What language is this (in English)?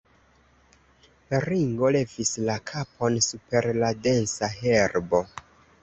Esperanto